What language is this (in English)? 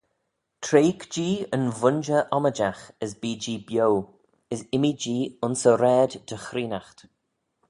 Manx